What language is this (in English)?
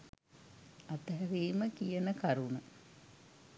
Sinhala